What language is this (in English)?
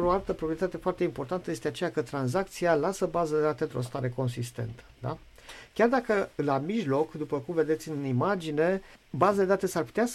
Romanian